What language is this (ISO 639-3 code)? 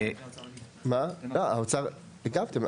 heb